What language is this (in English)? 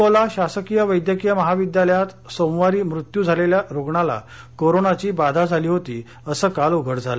Marathi